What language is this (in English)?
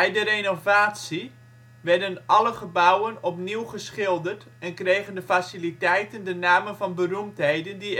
Dutch